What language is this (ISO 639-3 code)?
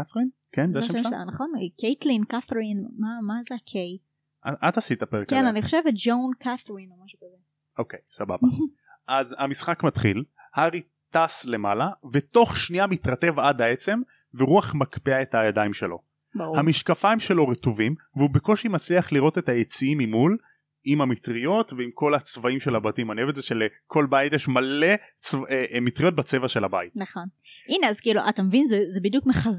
heb